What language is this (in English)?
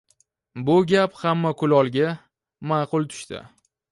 Uzbek